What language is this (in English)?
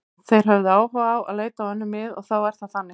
Icelandic